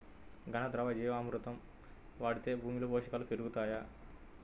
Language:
Telugu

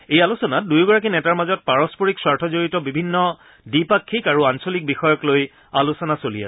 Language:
Assamese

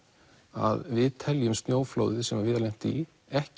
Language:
Icelandic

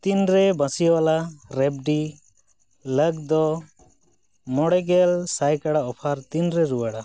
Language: Santali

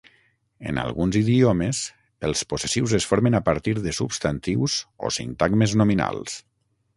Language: Catalan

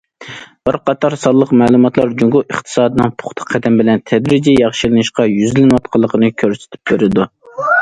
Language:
Uyghur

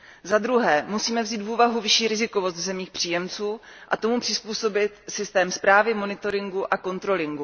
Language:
Czech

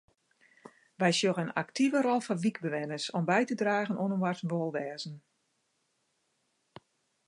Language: Western Frisian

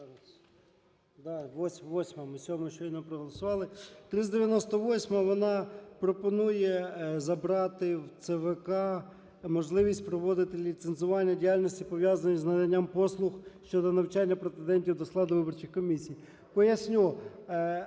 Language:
Ukrainian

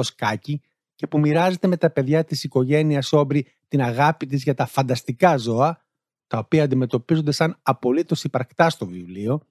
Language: Greek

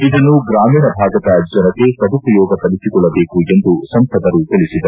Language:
Kannada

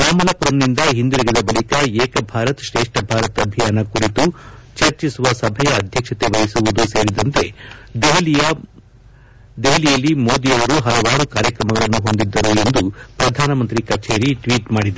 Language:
Kannada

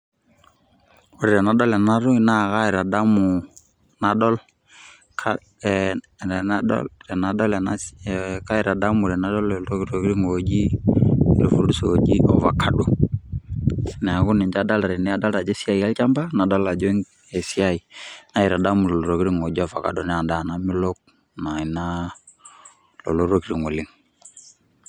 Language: Masai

